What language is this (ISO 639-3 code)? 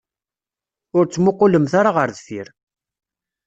kab